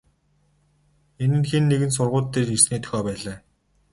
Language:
Mongolian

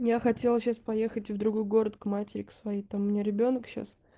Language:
Russian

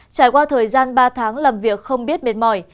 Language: Vietnamese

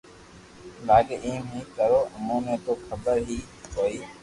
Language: Loarki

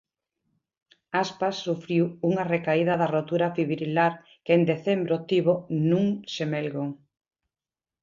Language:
Galician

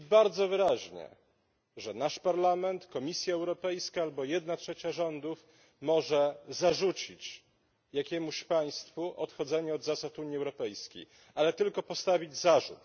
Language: Polish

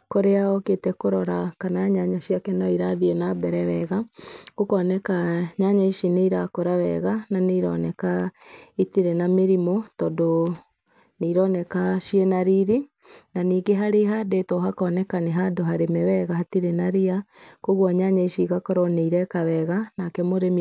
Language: Kikuyu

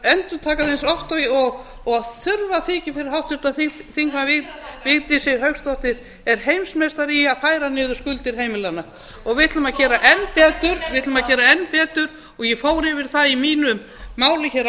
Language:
Icelandic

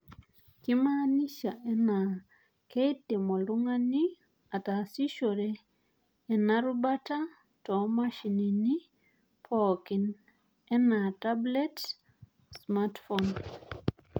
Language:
Masai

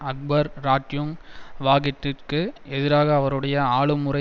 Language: Tamil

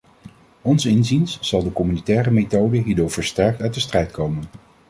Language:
Dutch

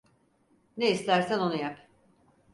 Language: Turkish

